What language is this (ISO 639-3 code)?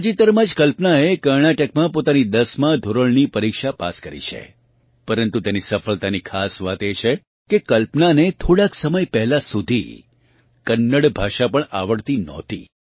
guj